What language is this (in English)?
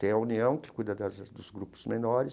Portuguese